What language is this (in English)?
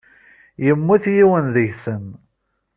Kabyle